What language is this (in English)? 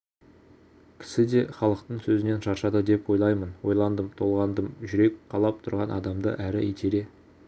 Kazakh